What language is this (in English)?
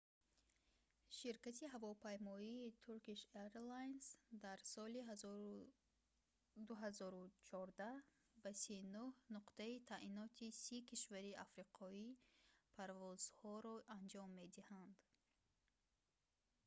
Tajik